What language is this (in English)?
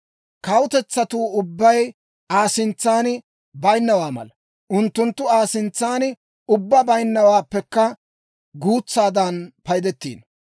Dawro